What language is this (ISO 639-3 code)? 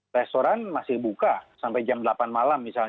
ind